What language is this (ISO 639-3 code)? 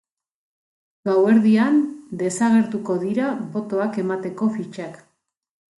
eus